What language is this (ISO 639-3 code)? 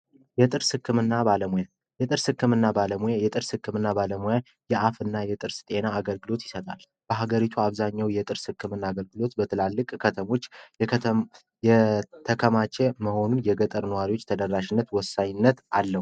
amh